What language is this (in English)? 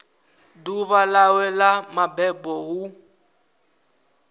Venda